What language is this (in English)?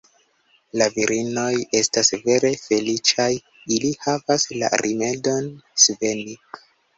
Esperanto